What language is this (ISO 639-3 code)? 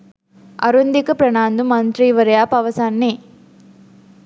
sin